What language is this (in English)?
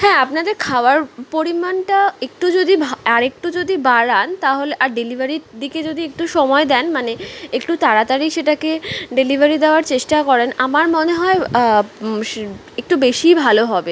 Bangla